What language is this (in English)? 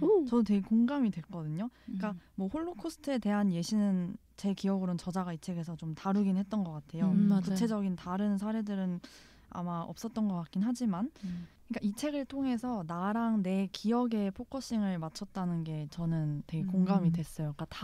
Korean